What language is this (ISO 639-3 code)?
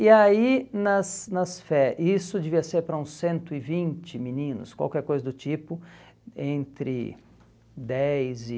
por